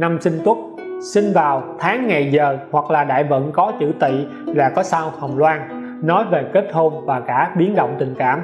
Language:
Vietnamese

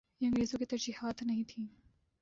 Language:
Urdu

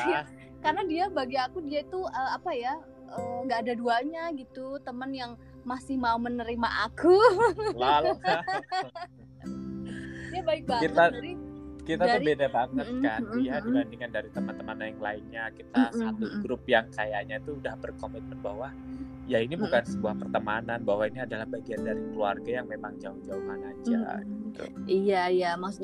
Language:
Indonesian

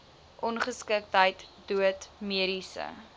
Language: Afrikaans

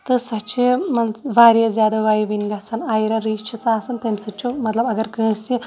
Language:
Kashmiri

